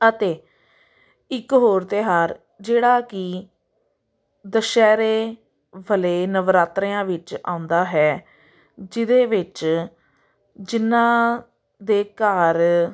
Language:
Punjabi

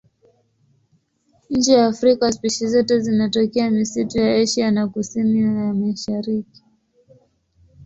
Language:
Swahili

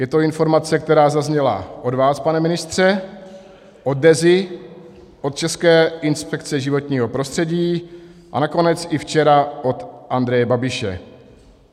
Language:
Czech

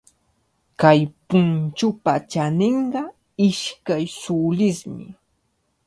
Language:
Cajatambo North Lima Quechua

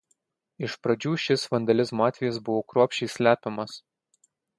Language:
Lithuanian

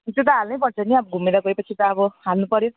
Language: Nepali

